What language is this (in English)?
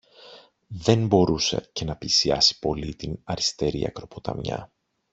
Greek